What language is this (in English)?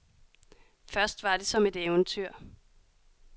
Danish